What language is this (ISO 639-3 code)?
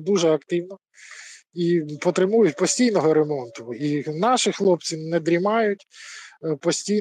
ukr